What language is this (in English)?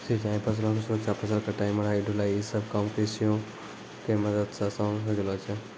Maithili